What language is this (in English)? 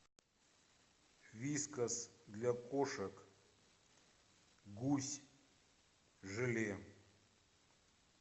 Russian